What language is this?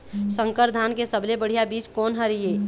Chhattisgarhi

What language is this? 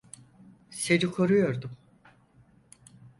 Turkish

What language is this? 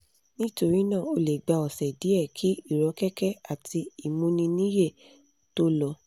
Yoruba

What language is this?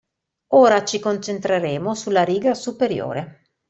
Italian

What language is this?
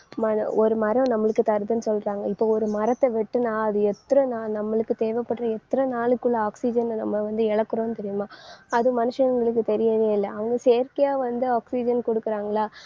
Tamil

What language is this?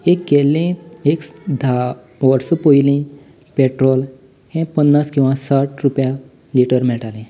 Konkani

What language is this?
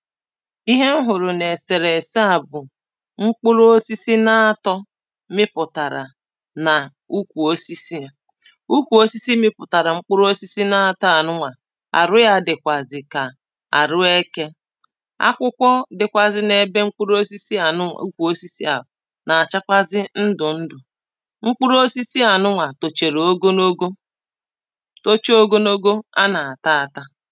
Igbo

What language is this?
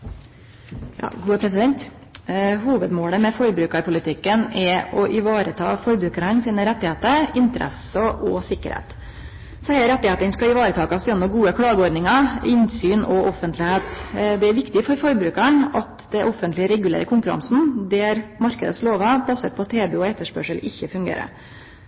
Norwegian Nynorsk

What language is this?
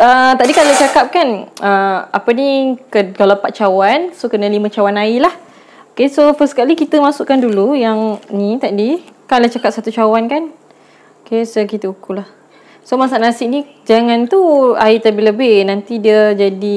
Malay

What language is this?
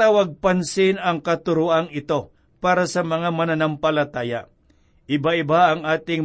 Filipino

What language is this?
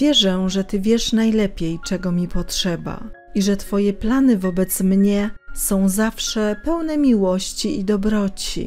Polish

